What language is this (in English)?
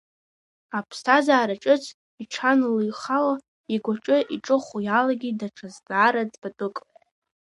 Abkhazian